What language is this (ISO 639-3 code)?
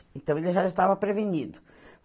por